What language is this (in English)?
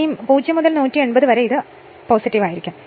Malayalam